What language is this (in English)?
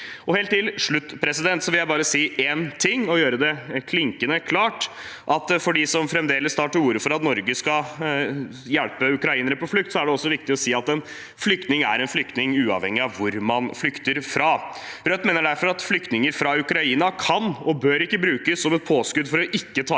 Norwegian